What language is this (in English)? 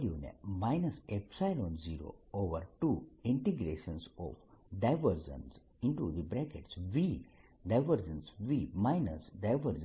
Gujarati